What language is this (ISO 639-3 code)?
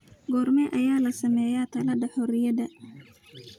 som